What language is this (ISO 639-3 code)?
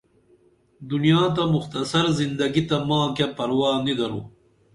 dml